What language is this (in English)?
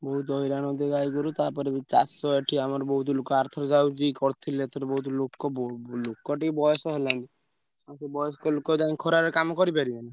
Odia